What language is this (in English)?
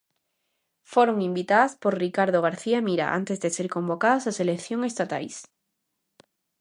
Galician